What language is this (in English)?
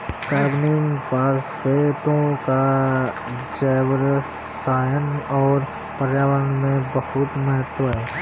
Hindi